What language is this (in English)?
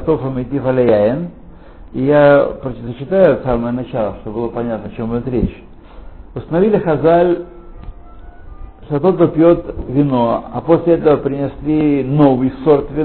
Russian